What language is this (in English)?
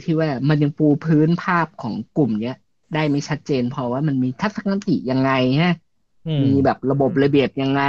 Thai